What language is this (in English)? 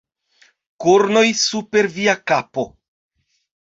Esperanto